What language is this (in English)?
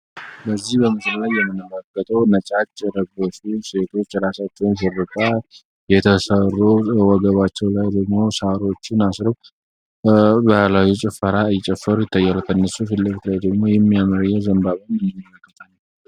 Amharic